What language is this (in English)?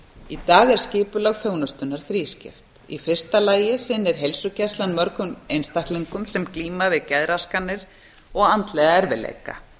Icelandic